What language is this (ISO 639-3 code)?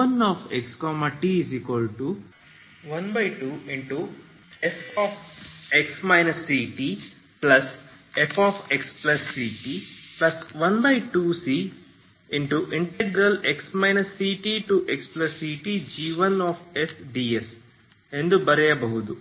kan